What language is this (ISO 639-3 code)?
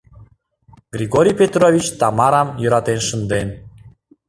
chm